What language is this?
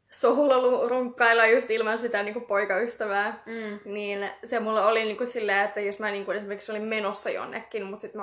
Finnish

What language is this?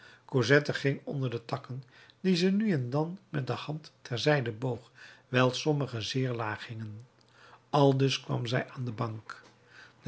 Dutch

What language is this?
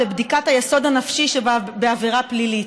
Hebrew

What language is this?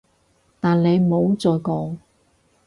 Cantonese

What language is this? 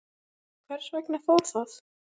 Icelandic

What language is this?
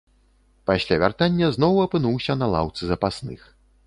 Belarusian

